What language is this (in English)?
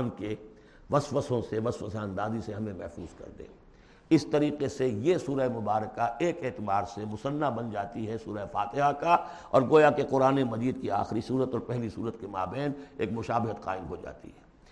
Urdu